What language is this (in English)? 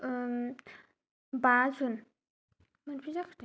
Bodo